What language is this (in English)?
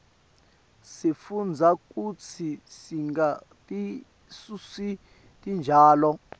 Swati